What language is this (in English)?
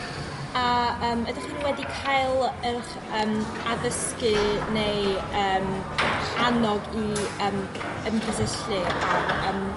Welsh